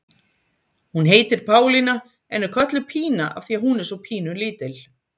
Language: Icelandic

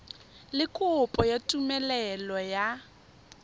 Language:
Tswana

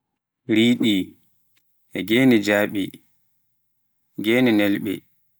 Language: Pular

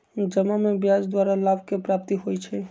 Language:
Magahi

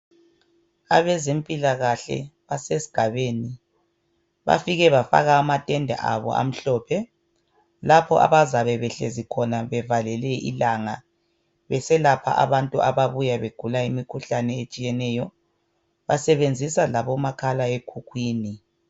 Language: North Ndebele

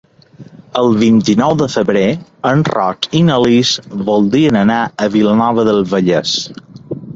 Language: Catalan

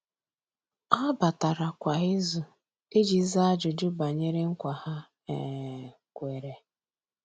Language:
Igbo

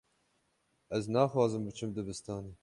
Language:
Kurdish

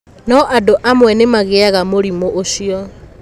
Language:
Kikuyu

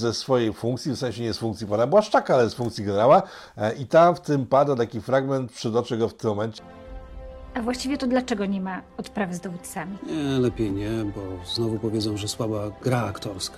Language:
Polish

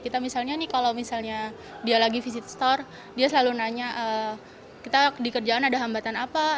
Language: Indonesian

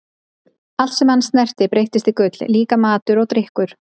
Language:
Icelandic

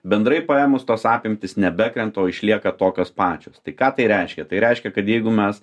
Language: Lithuanian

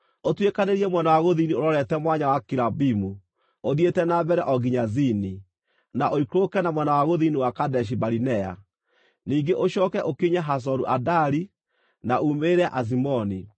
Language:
Kikuyu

